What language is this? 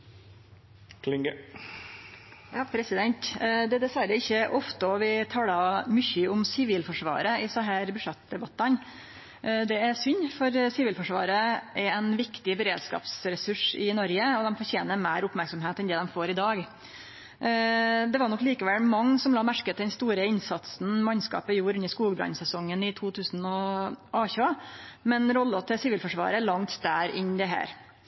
Norwegian Nynorsk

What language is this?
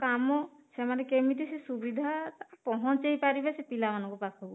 Odia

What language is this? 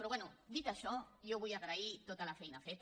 Catalan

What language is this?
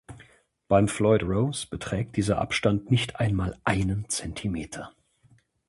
German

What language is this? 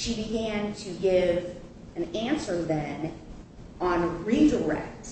English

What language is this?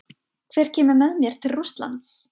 Icelandic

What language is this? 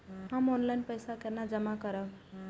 Maithili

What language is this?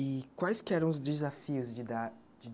Portuguese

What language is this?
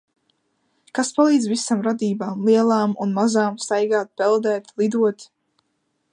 Latvian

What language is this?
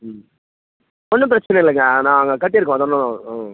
Tamil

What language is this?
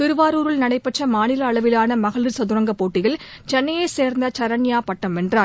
Tamil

